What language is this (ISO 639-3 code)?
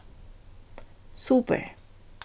fao